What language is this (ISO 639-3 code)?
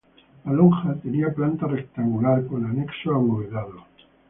spa